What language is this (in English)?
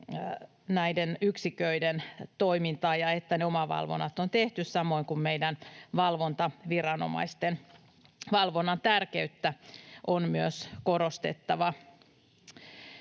Finnish